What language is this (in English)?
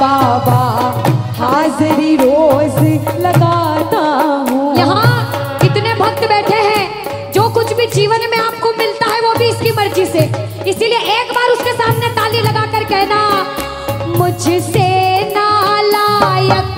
Hindi